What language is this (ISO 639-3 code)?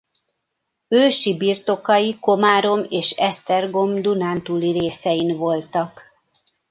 hun